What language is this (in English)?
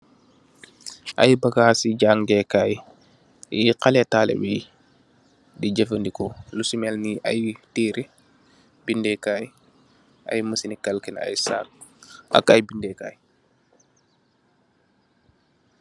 Wolof